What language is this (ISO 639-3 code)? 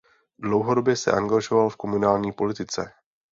ces